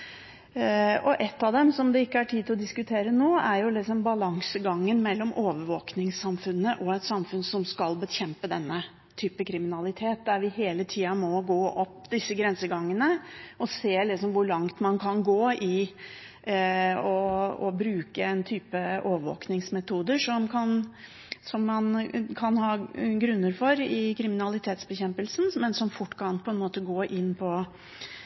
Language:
Norwegian Bokmål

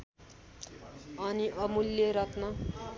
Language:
Nepali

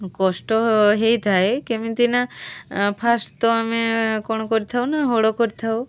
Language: Odia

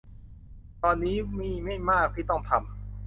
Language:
Thai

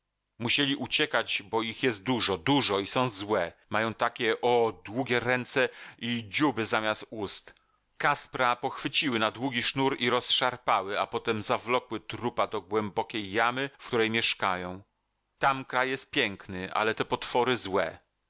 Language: Polish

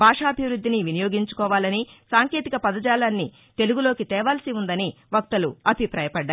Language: Telugu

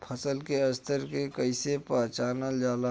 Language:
Bhojpuri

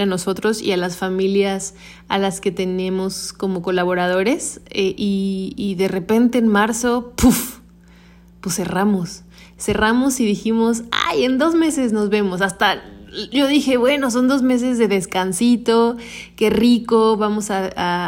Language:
Spanish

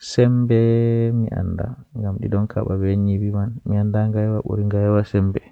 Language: Western Niger Fulfulde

